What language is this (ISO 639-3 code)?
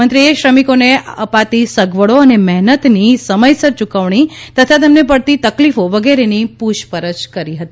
guj